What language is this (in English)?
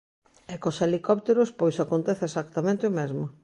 Galician